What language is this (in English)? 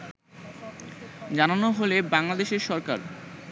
Bangla